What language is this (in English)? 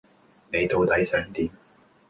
Cantonese